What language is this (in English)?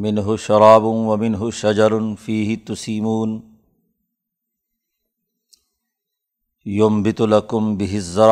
Urdu